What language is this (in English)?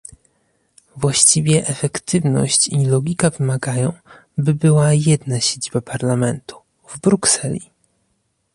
Polish